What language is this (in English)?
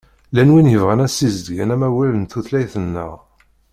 Kabyle